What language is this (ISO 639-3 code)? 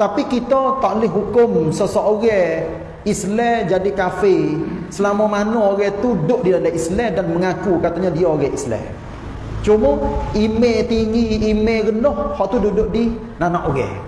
msa